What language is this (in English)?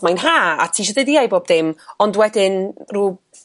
Welsh